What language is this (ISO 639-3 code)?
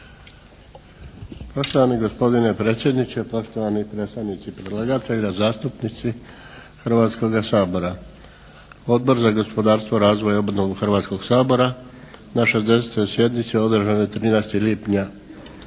hrv